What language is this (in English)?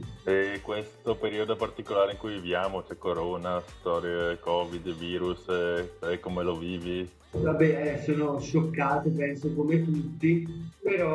Italian